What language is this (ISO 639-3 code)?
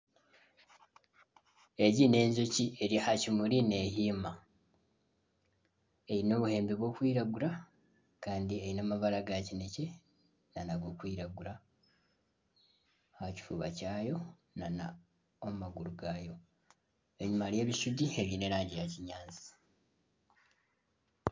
nyn